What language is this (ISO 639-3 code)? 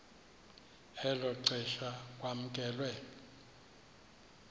xho